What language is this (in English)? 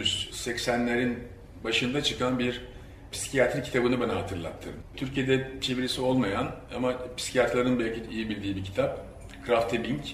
Turkish